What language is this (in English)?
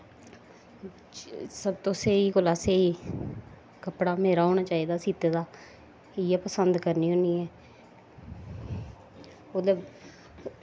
Dogri